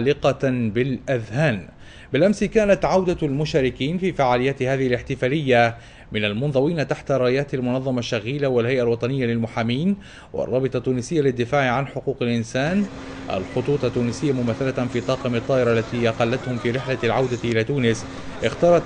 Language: Arabic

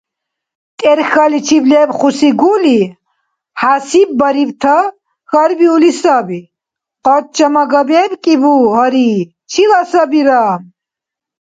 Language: Dargwa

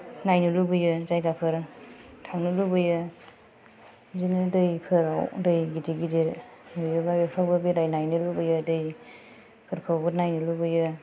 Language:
Bodo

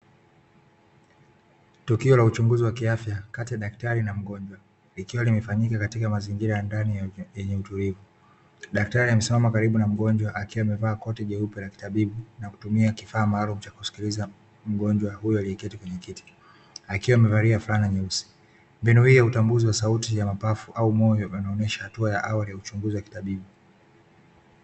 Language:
Swahili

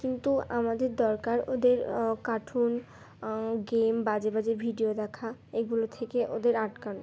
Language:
Bangla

